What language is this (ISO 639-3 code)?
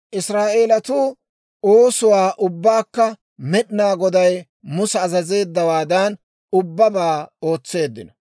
dwr